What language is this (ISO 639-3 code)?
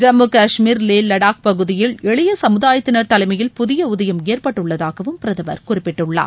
tam